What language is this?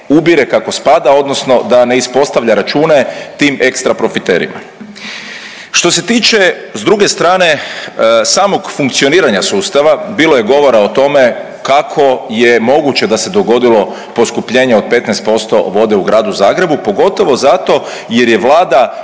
Croatian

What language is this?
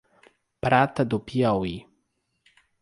Portuguese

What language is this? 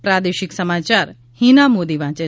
Gujarati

